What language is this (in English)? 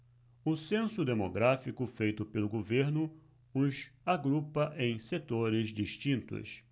Portuguese